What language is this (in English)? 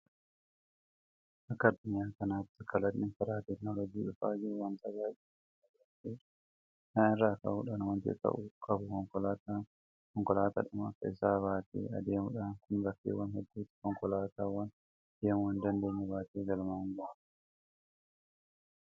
Oromo